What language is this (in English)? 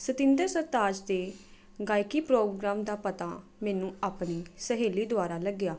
Punjabi